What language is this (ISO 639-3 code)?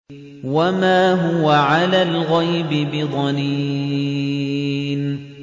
ara